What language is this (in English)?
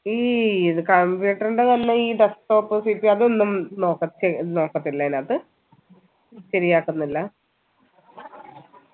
Malayalam